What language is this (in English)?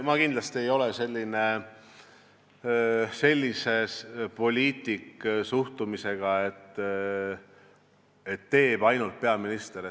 Estonian